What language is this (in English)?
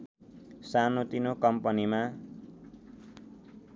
Nepali